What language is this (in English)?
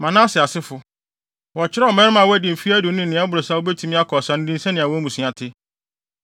Akan